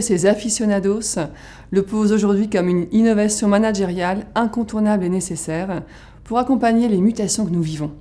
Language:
French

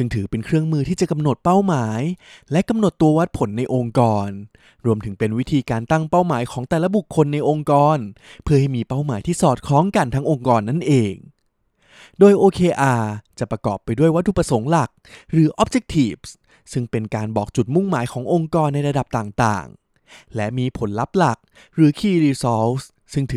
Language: Thai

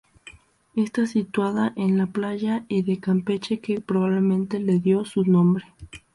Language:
Spanish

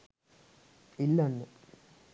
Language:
Sinhala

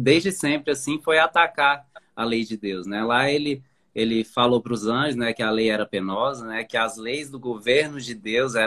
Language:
Portuguese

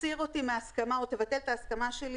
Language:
Hebrew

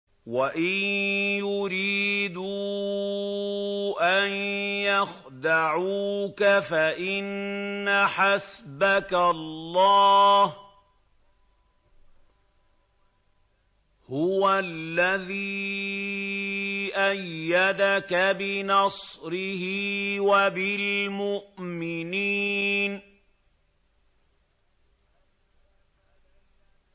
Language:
Arabic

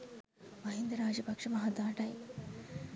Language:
Sinhala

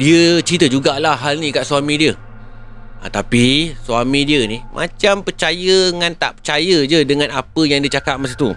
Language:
Malay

